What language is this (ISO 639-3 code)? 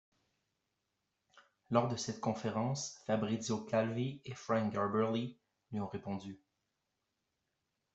fra